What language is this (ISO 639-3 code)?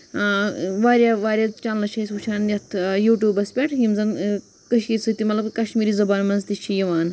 kas